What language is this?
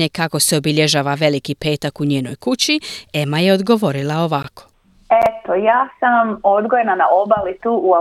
Croatian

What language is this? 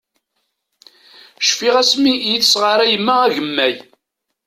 Kabyle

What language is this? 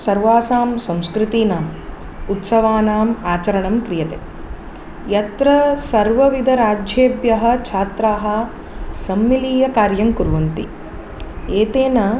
Sanskrit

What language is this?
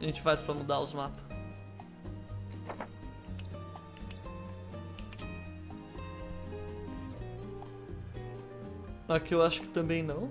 Portuguese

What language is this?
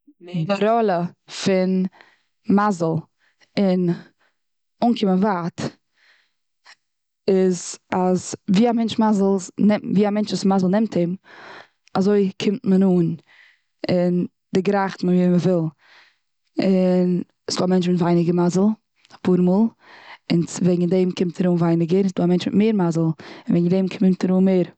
Yiddish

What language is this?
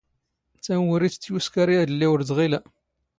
Standard Moroccan Tamazight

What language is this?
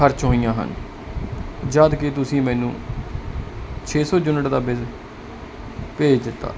Punjabi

